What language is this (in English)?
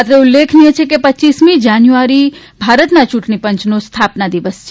Gujarati